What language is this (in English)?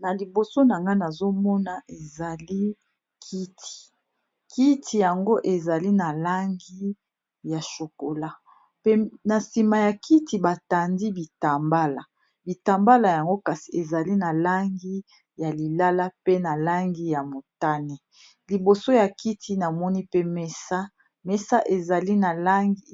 Lingala